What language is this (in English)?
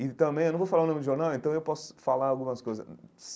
Portuguese